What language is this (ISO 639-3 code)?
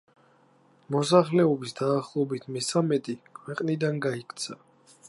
kat